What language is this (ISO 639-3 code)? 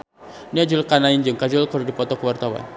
sun